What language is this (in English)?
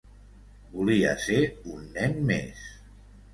Catalan